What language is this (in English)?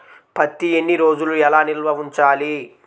Telugu